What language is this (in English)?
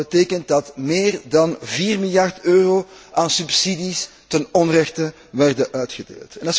Dutch